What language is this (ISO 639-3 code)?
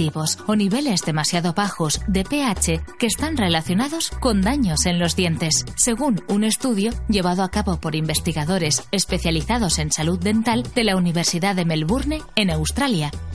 spa